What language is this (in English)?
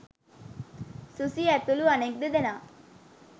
Sinhala